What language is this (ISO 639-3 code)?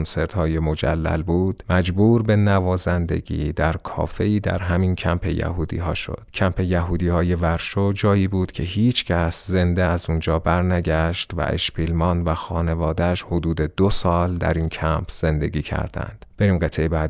fas